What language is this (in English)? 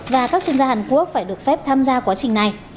Vietnamese